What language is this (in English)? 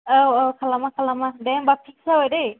Bodo